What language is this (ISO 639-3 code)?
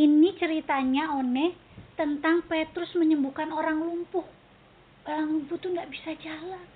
ind